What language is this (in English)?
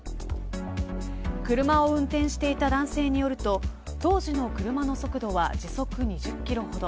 Japanese